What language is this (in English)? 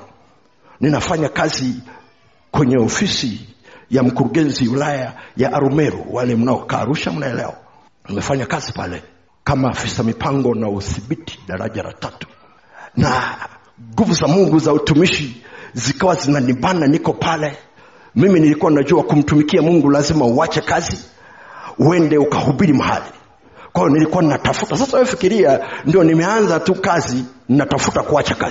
Swahili